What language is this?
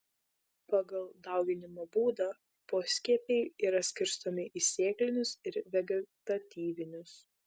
Lithuanian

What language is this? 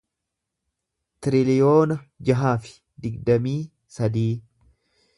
Oromo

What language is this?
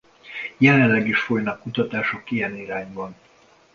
Hungarian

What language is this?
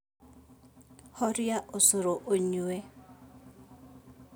Kikuyu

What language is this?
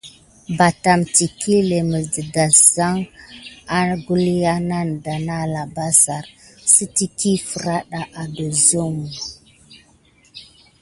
Gidar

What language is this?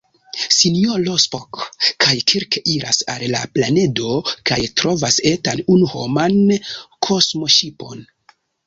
Esperanto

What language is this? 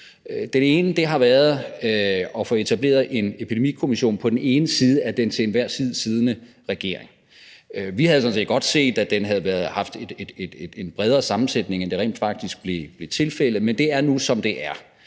Danish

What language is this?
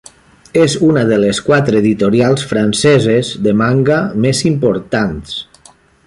Catalan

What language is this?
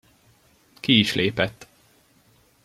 Hungarian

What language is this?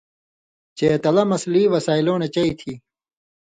Indus Kohistani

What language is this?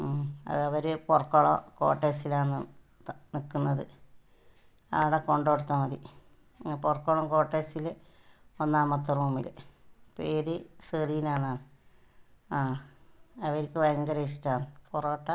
Malayalam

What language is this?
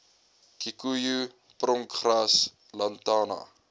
Afrikaans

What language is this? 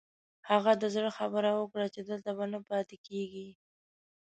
Pashto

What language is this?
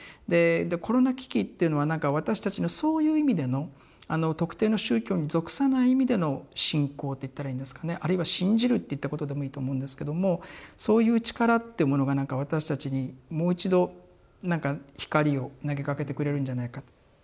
Japanese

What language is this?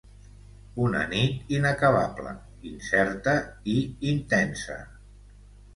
Catalan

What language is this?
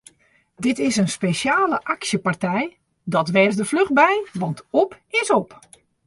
Western Frisian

